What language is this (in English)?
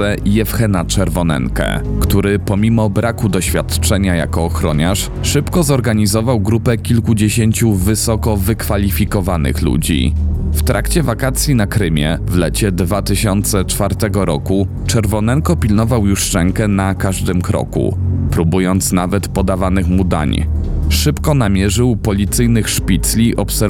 Polish